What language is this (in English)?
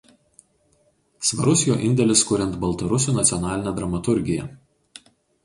Lithuanian